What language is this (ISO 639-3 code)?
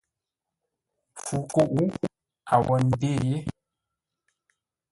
nla